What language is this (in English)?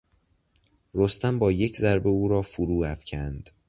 Persian